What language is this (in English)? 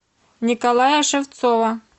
Russian